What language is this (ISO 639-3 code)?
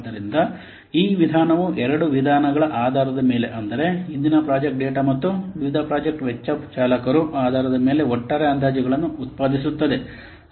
kan